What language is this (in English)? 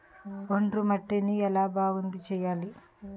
Telugu